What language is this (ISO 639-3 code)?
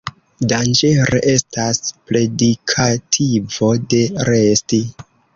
epo